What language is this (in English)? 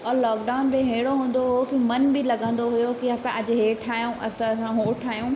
Sindhi